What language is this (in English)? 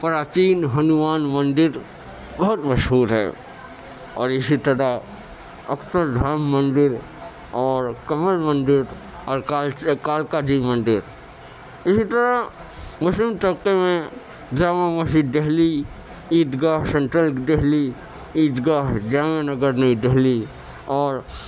Urdu